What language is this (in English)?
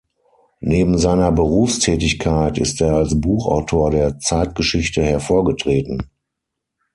German